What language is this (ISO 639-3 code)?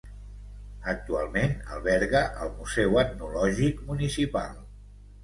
cat